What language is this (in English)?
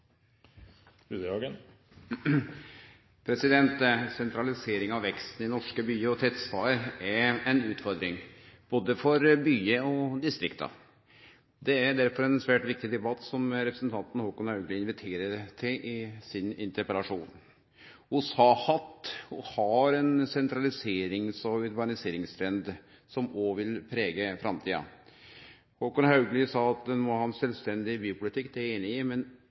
Norwegian Nynorsk